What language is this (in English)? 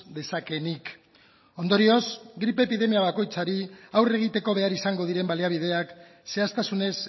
Basque